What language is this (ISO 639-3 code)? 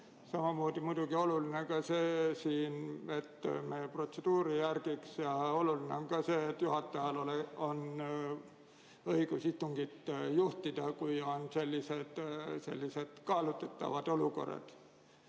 est